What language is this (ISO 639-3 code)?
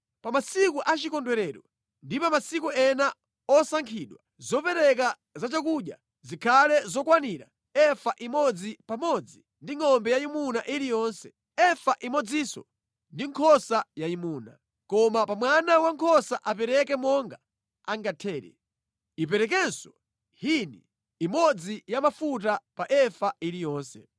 nya